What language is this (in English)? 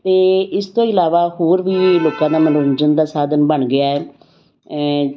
Punjabi